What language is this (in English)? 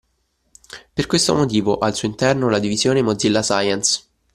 Italian